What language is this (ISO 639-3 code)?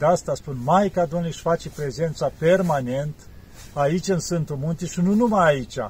ron